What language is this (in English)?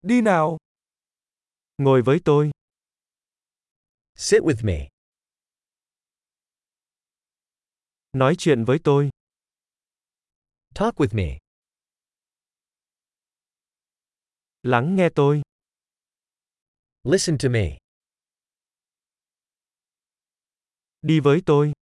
Vietnamese